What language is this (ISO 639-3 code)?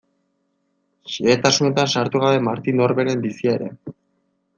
eus